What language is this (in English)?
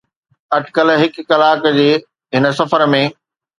Sindhi